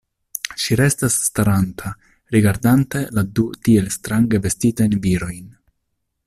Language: Esperanto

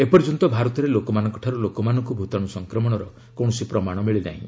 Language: Odia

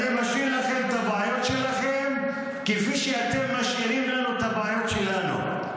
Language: Hebrew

